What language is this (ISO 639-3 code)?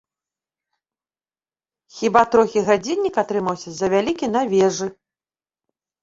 bel